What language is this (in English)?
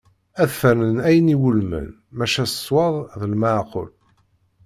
Kabyle